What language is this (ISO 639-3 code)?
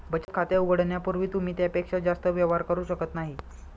mar